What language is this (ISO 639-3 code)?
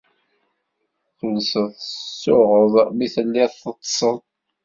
kab